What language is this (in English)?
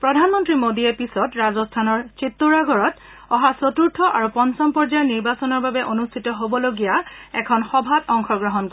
Assamese